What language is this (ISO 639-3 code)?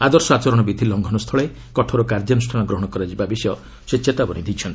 ori